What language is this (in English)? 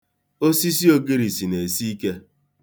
Igbo